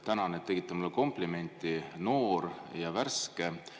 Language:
Estonian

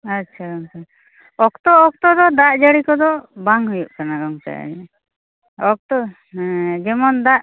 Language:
Santali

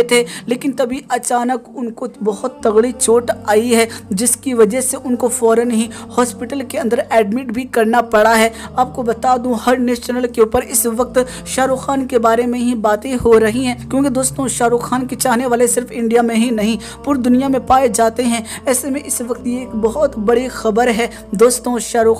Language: Hindi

